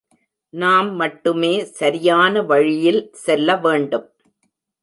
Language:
Tamil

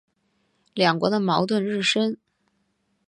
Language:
Chinese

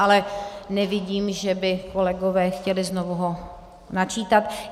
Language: Czech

